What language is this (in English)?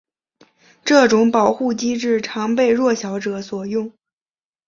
Chinese